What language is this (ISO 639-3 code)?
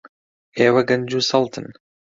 ckb